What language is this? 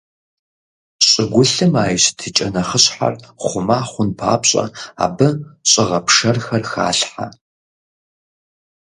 Kabardian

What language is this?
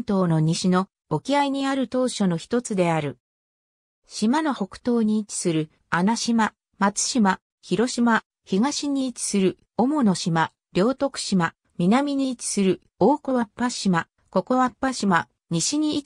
Japanese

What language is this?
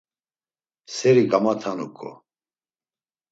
Laz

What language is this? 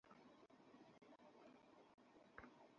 Bangla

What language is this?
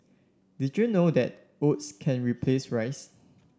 English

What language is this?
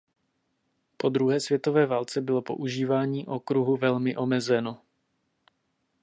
Czech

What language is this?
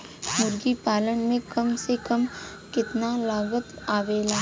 Bhojpuri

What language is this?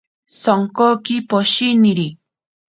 Ashéninka Perené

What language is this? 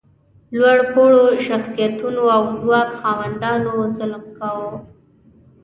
Pashto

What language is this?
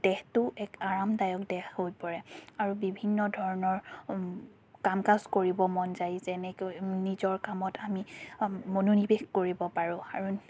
Assamese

